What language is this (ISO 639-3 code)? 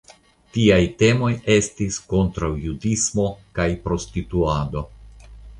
epo